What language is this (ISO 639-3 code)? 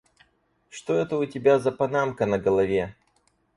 rus